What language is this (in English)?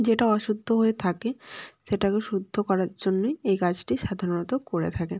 Bangla